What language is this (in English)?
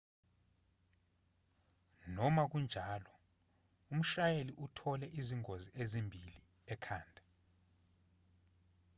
Zulu